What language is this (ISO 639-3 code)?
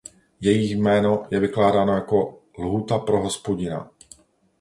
ces